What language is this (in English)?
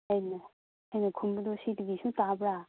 Manipuri